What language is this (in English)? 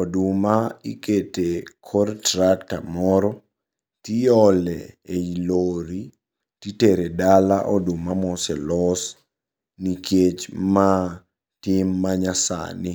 Luo (Kenya and Tanzania)